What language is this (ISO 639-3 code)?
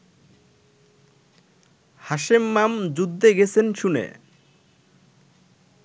ben